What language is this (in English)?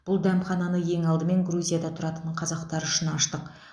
Kazakh